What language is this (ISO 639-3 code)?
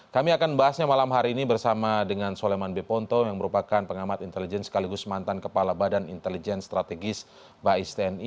ind